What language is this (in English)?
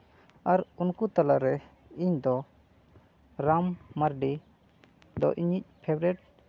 Santali